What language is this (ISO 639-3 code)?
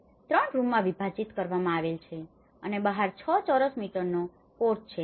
guj